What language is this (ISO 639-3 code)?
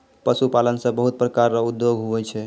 mai